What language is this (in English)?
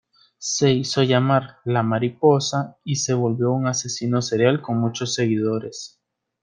Spanish